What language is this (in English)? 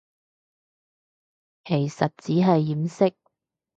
Cantonese